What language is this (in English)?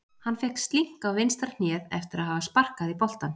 Icelandic